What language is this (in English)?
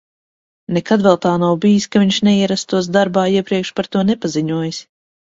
Latvian